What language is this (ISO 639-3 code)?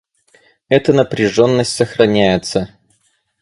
rus